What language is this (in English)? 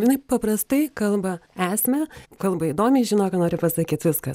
Lithuanian